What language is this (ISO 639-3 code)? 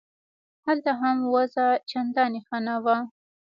pus